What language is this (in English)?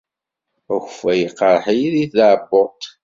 Kabyle